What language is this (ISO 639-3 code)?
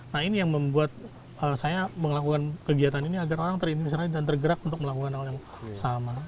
ind